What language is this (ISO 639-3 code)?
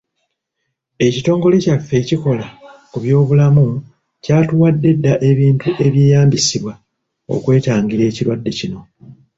lug